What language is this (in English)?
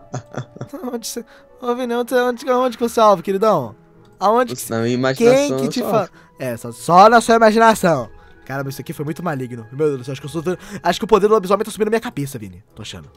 Portuguese